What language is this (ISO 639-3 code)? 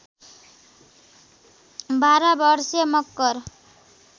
nep